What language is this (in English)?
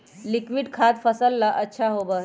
Magahi